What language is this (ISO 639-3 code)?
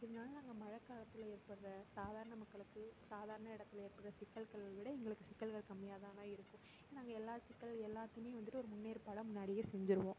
tam